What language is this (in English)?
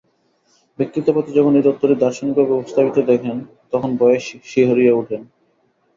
Bangla